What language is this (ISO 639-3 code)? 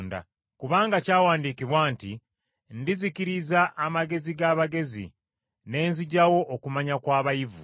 lug